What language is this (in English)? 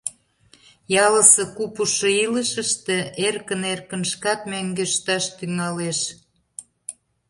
Mari